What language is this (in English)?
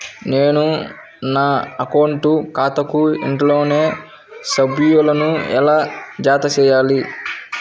Telugu